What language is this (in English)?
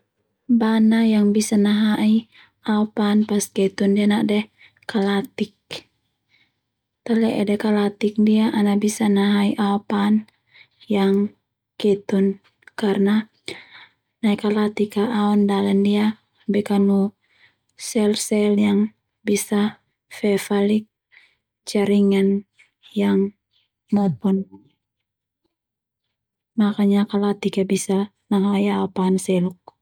Termanu